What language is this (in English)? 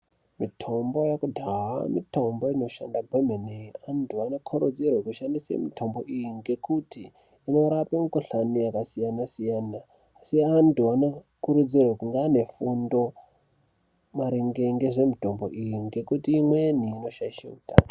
Ndau